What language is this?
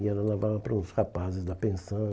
Portuguese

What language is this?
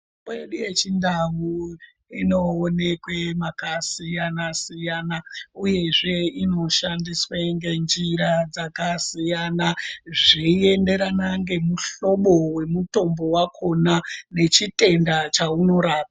Ndau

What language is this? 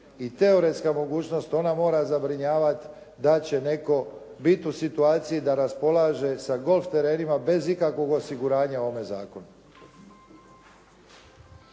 Croatian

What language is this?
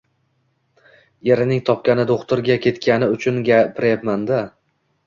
Uzbek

